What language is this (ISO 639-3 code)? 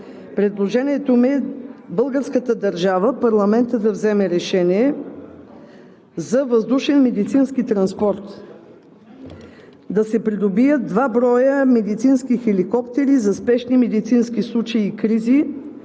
bul